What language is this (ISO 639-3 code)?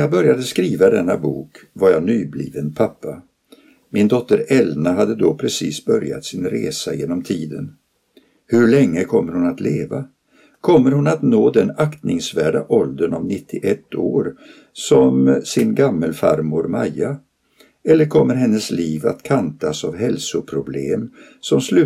swe